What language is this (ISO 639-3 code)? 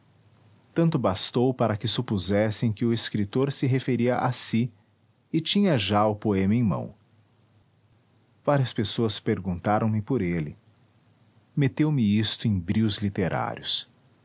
por